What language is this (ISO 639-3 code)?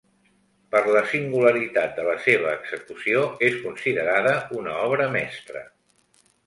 cat